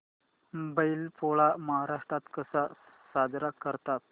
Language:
Marathi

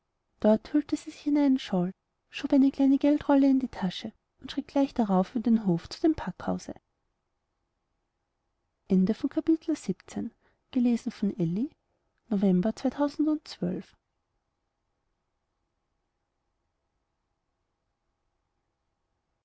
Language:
German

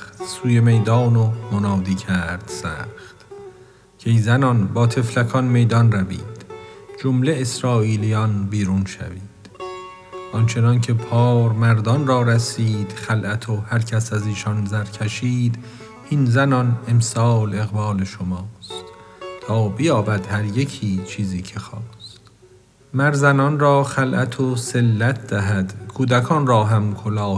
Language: Persian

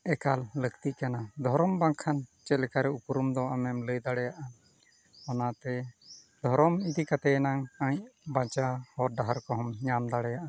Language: Santali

